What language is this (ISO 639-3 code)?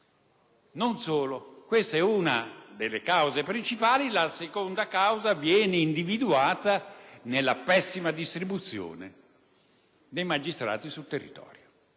ita